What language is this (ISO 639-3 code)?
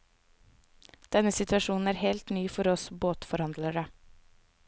nor